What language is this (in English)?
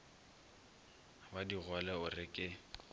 Northern Sotho